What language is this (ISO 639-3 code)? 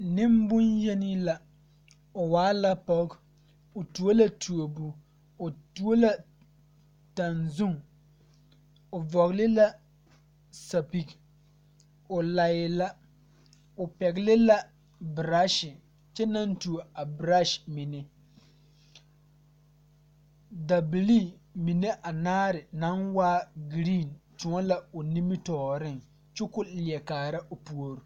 dga